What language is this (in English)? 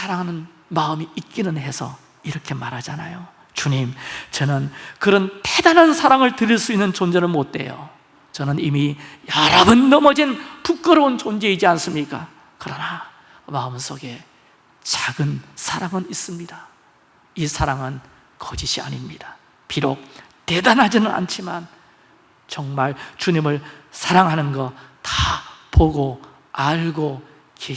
Korean